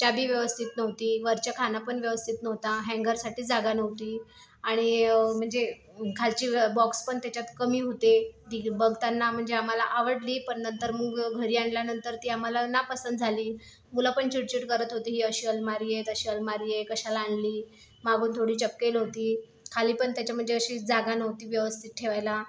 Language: Marathi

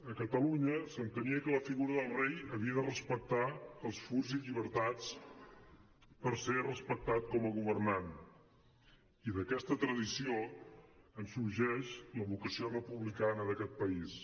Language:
Catalan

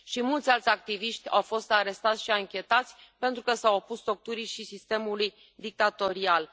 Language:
Romanian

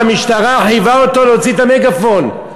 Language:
Hebrew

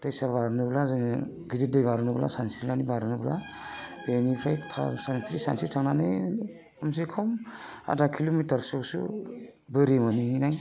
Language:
Bodo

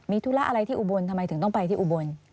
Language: Thai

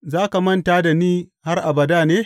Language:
Hausa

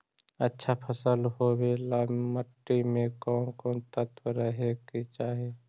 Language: Magahi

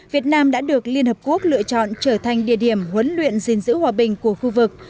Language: Vietnamese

